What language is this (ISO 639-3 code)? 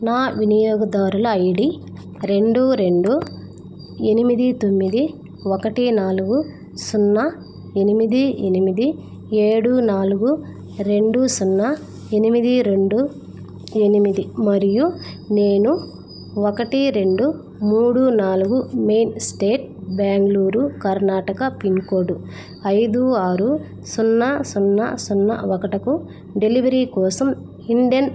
tel